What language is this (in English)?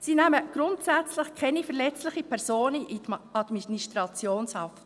Swiss German